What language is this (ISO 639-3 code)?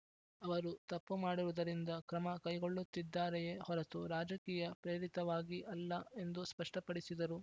kan